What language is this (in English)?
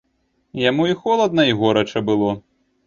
Belarusian